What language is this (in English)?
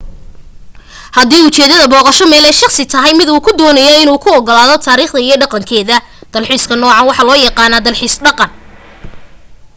Somali